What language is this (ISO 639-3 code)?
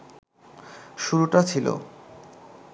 ben